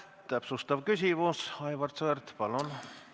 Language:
Estonian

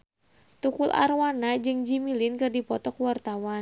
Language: Sundanese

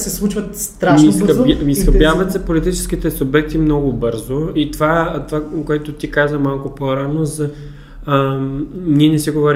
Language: Bulgarian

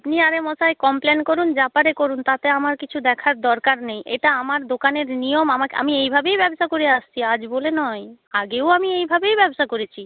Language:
Bangla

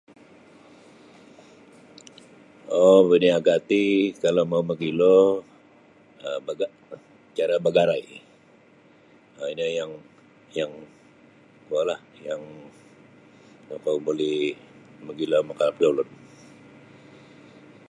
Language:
Sabah Bisaya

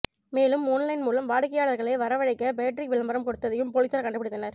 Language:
Tamil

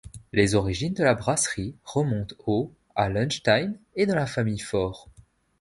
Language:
French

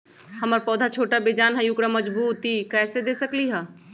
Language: Magahi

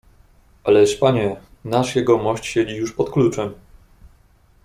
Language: Polish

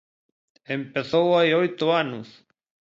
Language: Galician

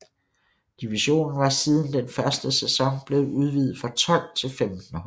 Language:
Danish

